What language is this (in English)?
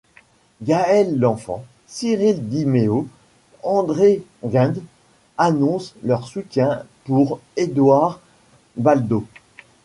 French